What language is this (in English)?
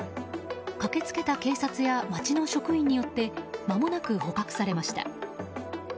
Japanese